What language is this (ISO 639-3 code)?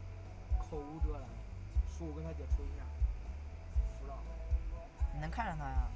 zho